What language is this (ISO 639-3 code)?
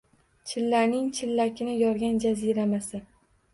uzb